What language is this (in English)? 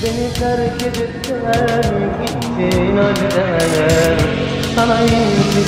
Turkish